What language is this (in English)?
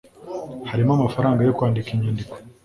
Kinyarwanda